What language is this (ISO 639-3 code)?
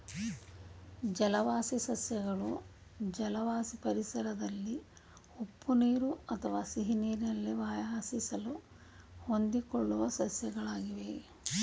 kan